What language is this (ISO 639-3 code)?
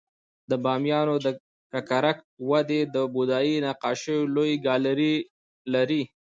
pus